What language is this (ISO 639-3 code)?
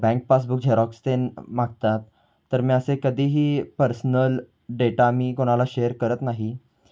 mar